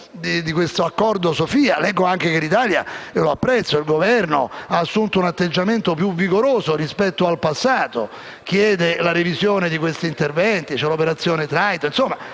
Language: Italian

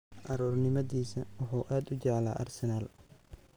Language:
Somali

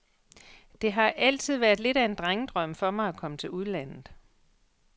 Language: Danish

